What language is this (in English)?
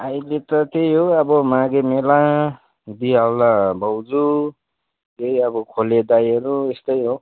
Nepali